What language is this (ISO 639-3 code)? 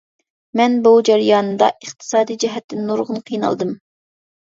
uig